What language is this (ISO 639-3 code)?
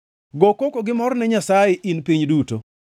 luo